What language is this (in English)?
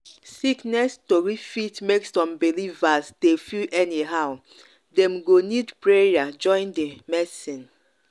Nigerian Pidgin